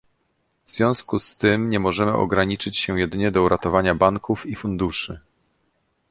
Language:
Polish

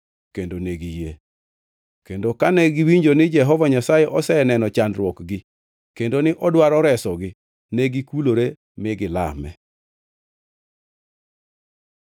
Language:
Luo (Kenya and Tanzania)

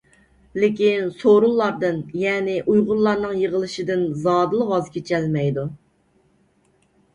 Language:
Uyghur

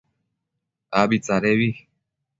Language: Matsés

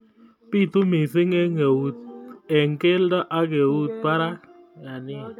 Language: Kalenjin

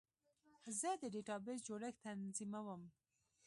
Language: Pashto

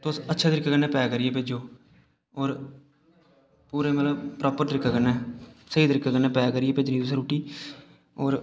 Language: Dogri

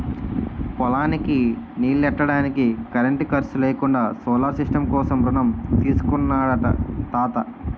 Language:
Telugu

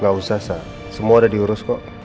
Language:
Indonesian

